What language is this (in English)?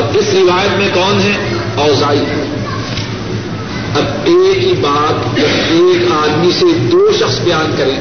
Urdu